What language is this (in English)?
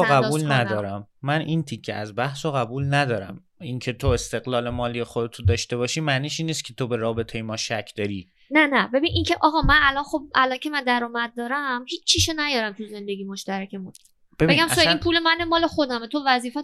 Persian